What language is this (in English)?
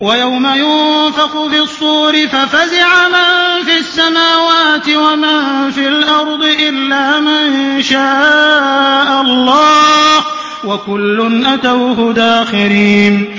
Arabic